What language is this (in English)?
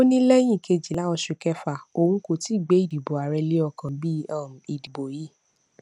Yoruba